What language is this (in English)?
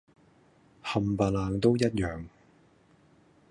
Cantonese